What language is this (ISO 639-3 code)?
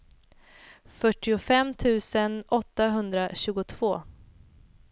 swe